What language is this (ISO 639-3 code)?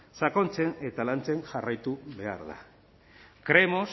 eus